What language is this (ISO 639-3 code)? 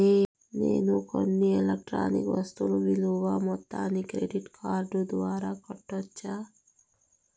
tel